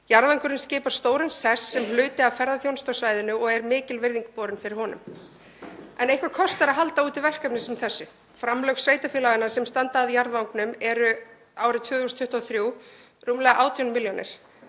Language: Icelandic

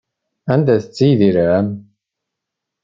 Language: Kabyle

